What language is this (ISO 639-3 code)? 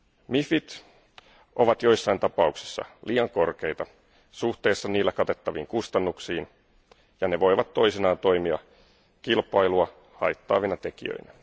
fin